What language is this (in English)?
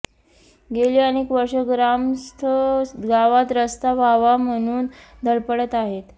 Marathi